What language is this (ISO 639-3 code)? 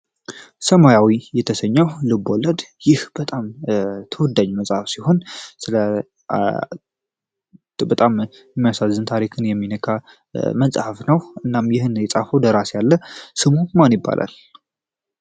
amh